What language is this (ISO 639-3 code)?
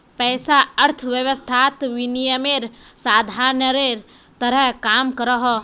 mag